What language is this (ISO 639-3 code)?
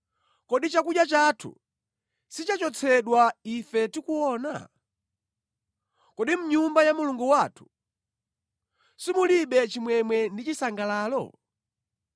nya